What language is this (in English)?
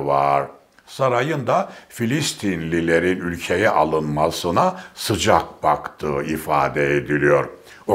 Turkish